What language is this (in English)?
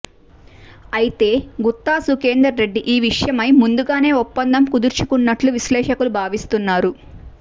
Telugu